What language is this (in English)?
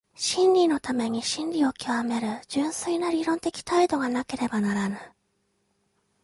Japanese